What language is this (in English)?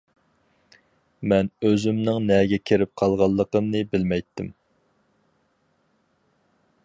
Uyghur